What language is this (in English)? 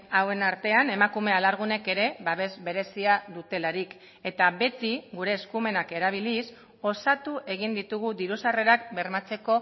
Basque